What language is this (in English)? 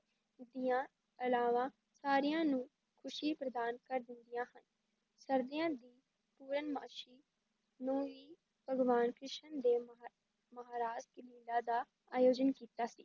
Punjabi